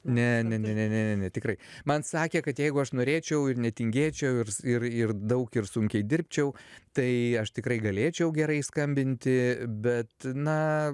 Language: Lithuanian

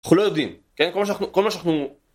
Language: Hebrew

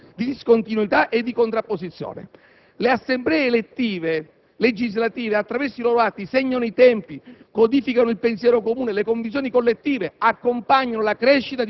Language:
Italian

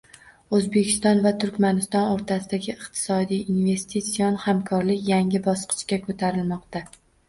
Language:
Uzbek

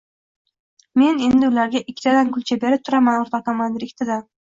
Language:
Uzbek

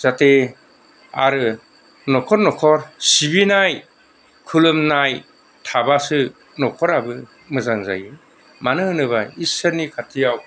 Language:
Bodo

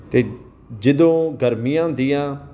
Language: Punjabi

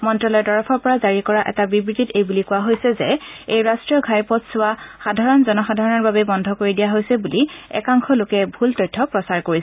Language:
Assamese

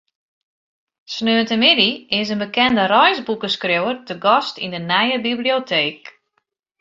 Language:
Western Frisian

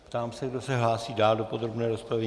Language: Czech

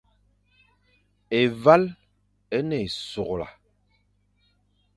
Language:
Fang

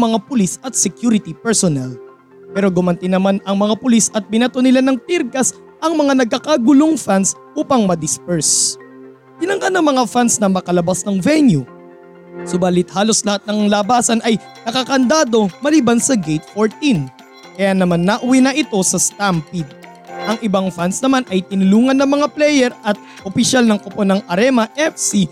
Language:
Filipino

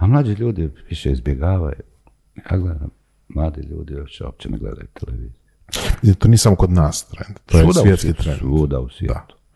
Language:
Croatian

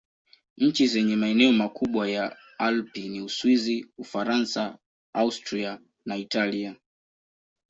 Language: Swahili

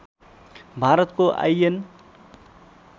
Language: Nepali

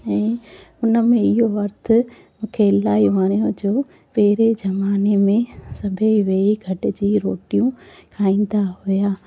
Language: Sindhi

